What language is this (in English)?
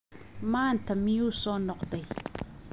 Somali